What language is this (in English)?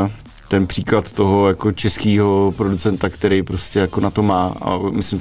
Czech